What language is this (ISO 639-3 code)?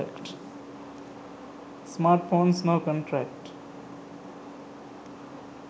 sin